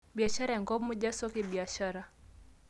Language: Masai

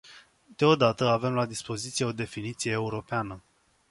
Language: Romanian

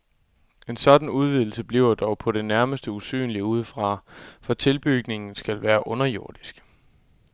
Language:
Danish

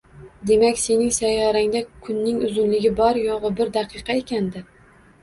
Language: Uzbek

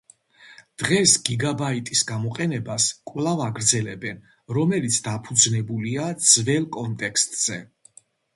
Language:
Georgian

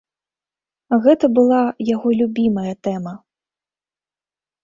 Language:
Belarusian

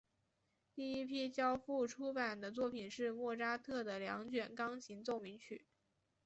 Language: Chinese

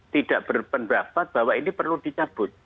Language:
Indonesian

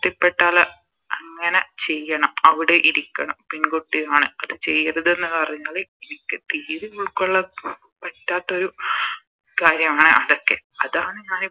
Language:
Malayalam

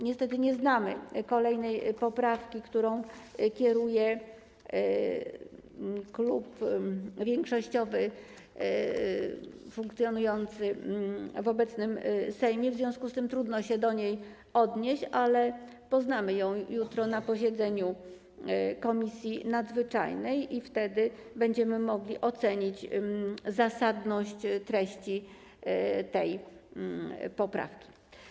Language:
Polish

